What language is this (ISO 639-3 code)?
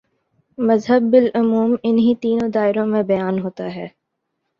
urd